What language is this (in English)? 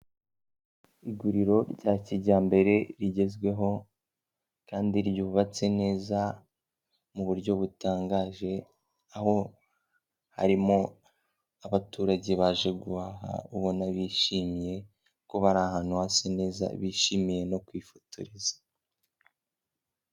Kinyarwanda